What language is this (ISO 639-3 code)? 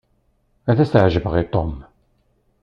kab